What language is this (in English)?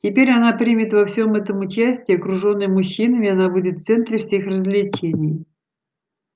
Russian